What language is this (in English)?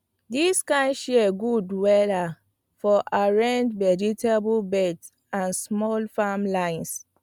Nigerian Pidgin